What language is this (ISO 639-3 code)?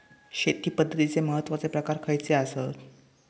mar